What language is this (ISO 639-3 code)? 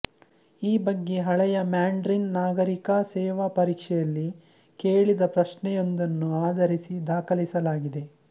kan